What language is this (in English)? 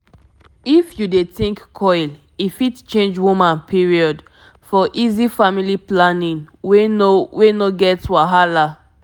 Nigerian Pidgin